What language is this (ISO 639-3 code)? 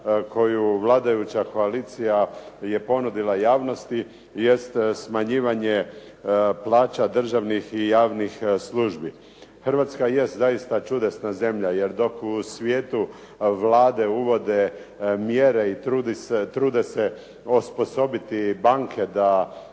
hrv